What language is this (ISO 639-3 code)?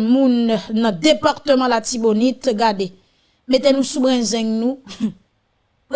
fra